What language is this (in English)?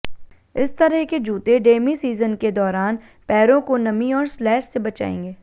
Hindi